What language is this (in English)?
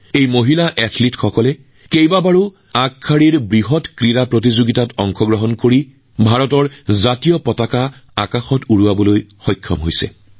Assamese